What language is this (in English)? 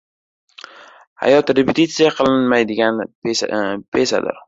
Uzbek